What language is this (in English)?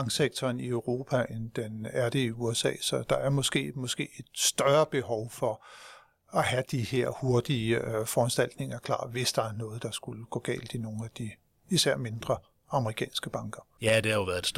Danish